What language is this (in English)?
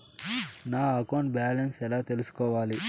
Telugu